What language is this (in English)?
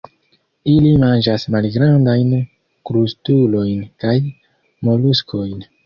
Esperanto